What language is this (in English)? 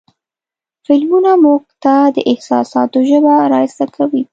Pashto